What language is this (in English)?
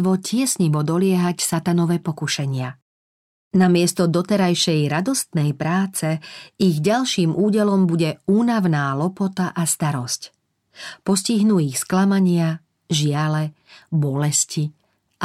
Slovak